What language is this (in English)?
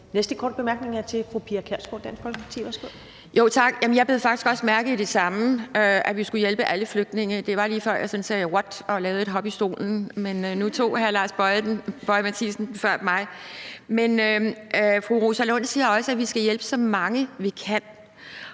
Danish